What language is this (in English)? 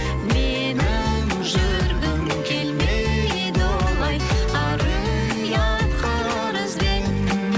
Kazakh